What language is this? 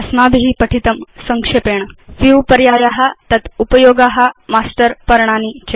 Sanskrit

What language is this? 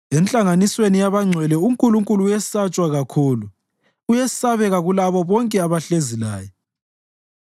North Ndebele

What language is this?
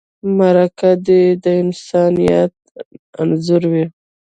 Pashto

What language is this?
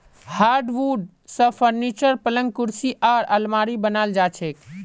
Magahi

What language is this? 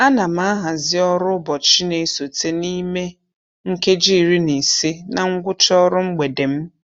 Igbo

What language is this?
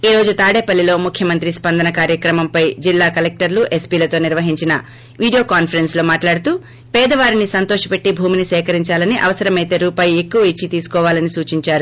Telugu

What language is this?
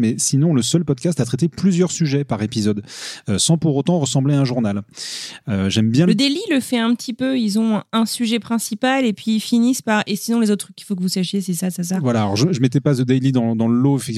French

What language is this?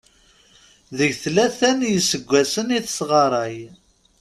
Kabyle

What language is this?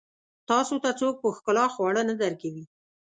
Pashto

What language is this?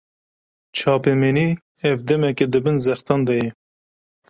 Kurdish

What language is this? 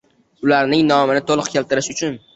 Uzbek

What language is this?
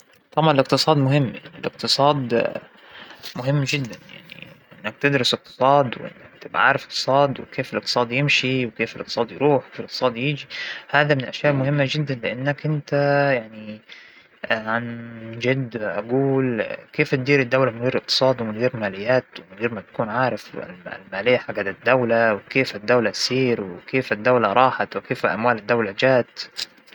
Hijazi Arabic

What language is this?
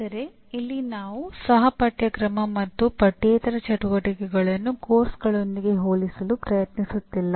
Kannada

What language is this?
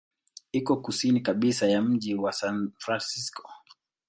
Swahili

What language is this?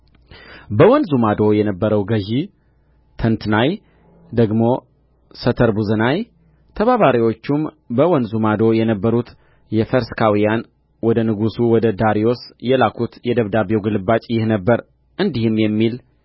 Amharic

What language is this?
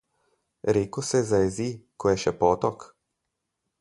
Slovenian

